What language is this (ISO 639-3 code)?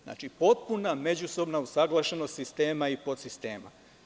srp